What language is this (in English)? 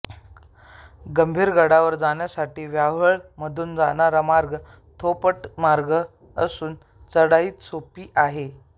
Marathi